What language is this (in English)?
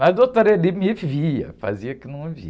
Portuguese